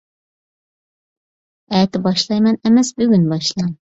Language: Uyghur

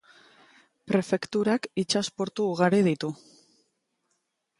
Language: Basque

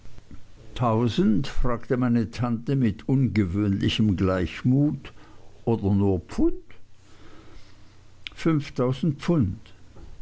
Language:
German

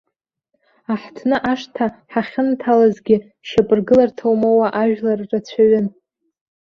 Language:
Abkhazian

